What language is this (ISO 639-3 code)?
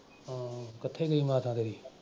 pan